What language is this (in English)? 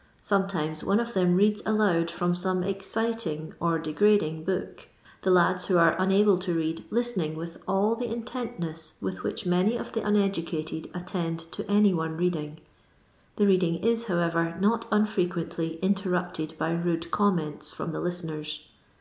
English